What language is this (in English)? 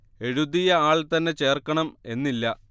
Malayalam